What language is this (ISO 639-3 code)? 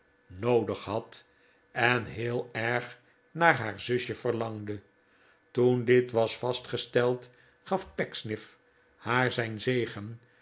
nld